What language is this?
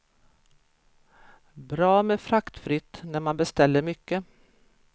Swedish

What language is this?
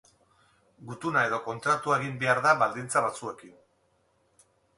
Basque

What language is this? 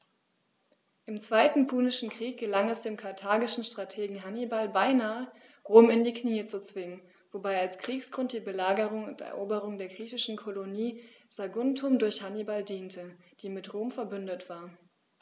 German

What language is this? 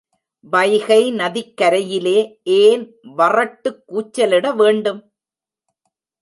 Tamil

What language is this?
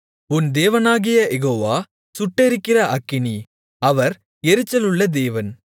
Tamil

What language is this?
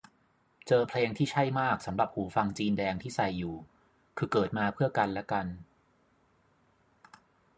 Thai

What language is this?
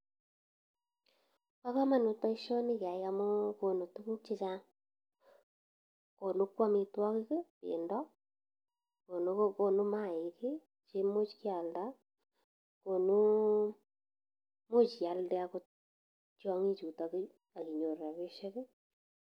Kalenjin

